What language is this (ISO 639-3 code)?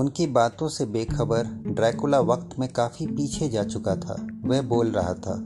hin